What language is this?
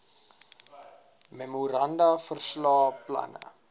Afrikaans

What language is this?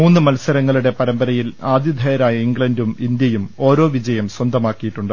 Malayalam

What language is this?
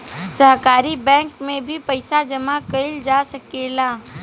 Bhojpuri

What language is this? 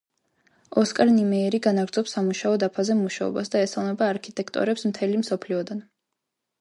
Georgian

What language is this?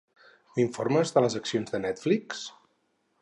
Catalan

